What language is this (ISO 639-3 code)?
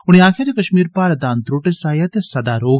doi